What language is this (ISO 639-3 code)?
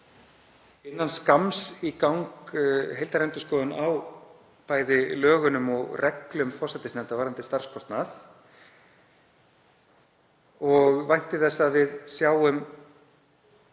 isl